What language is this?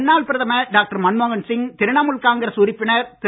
Tamil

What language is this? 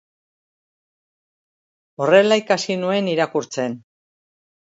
Basque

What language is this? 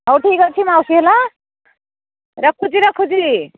Odia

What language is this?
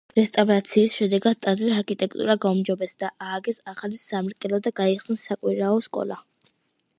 Georgian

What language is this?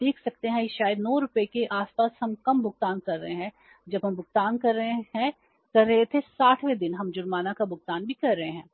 Hindi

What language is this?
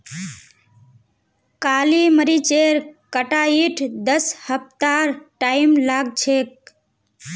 Magahi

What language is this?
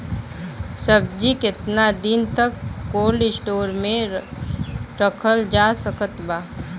Bhojpuri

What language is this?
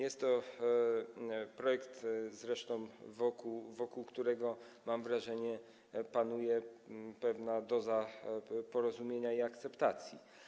Polish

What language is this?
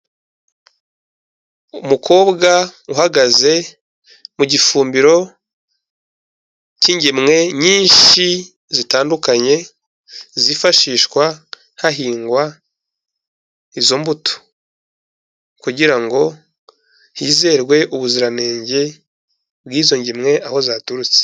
Kinyarwanda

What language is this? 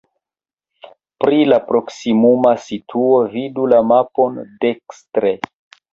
Esperanto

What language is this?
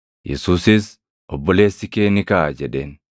Oromo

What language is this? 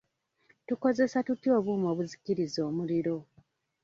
Ganda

